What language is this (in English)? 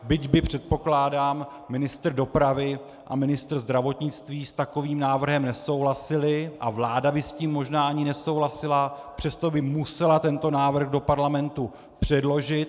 Czech